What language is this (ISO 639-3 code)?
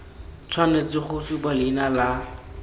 tsn